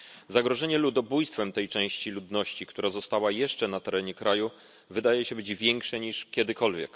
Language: Polish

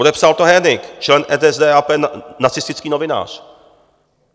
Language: Czech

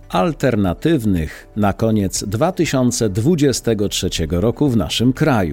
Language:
Polish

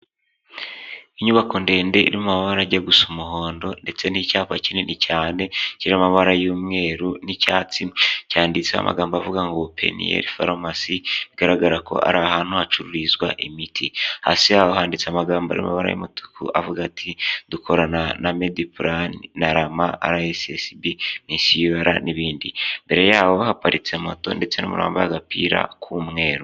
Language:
Kinyarwanda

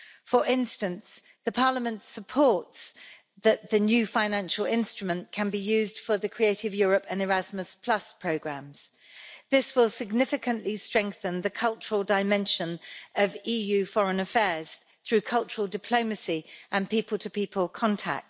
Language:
English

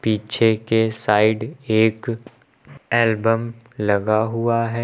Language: Hindi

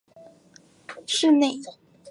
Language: Chinese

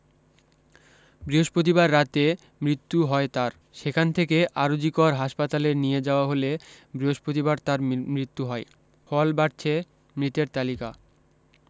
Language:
Bangla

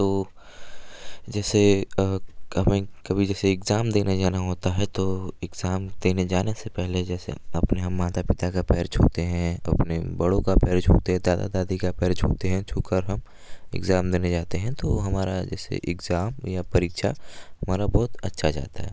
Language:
Hindi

